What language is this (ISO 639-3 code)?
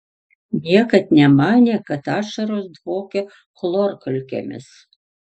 lit